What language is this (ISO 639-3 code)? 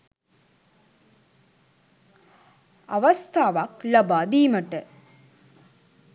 sin